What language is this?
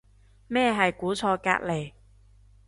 Cantonese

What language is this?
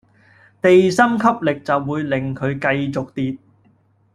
Cantonese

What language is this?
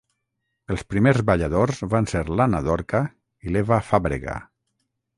Catalan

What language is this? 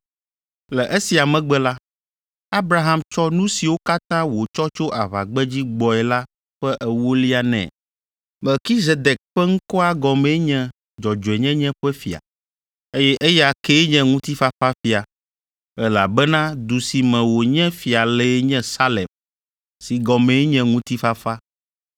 Ewe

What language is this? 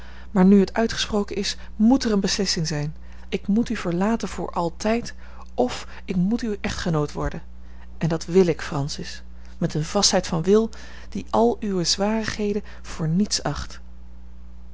Dutch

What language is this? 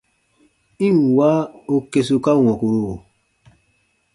Baatonum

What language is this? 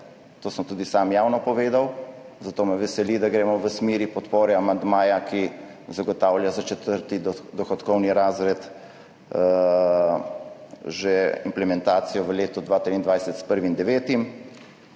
Slovenian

